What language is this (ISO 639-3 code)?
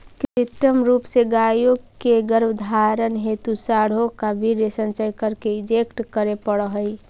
mag